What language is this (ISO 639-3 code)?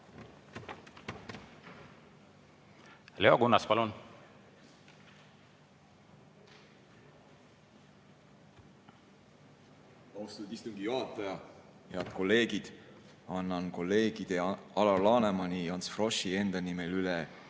est